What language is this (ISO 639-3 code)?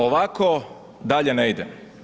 hrv